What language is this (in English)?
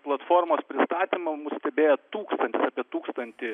Lithuanian